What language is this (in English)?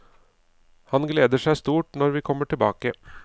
Norwegian